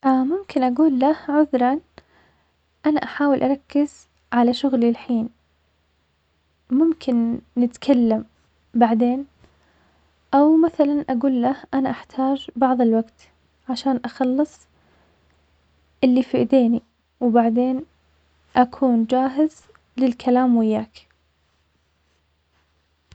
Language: Omani Arabic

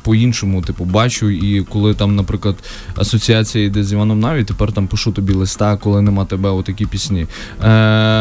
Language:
Ukrainian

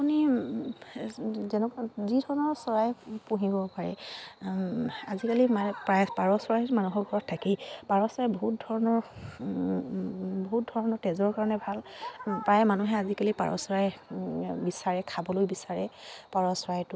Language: Assamese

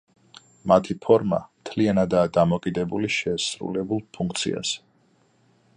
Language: Georgian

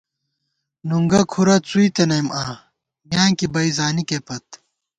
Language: Gawar-Bati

